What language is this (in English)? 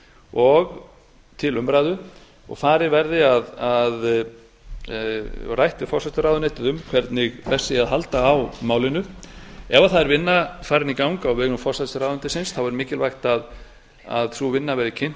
Icelandic